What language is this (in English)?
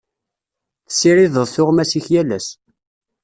Kabyle